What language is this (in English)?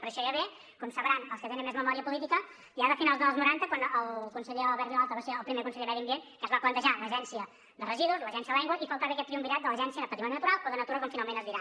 Catalan